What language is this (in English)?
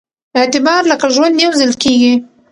Pashto